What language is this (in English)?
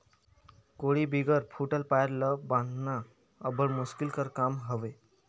Chhattisgarhi